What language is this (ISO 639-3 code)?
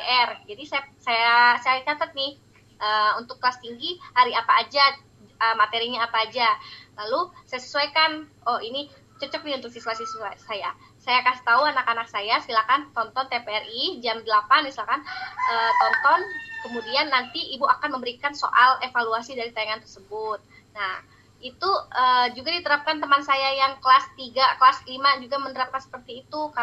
ind